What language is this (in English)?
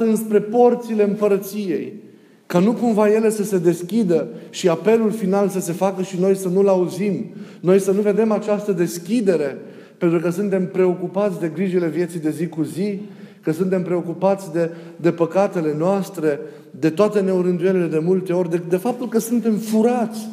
Romanian